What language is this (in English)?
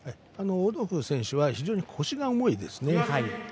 Japanese